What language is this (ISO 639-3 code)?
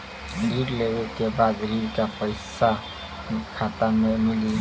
bho